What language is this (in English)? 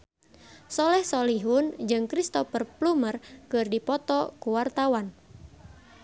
Sundanese